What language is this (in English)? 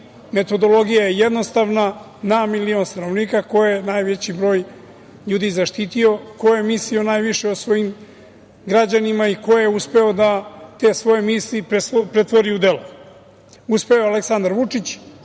Serbian